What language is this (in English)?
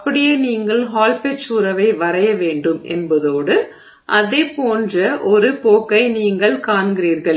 Tamil